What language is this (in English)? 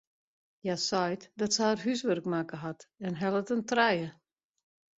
Western Frisian